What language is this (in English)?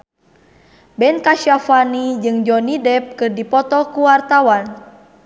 Sundanese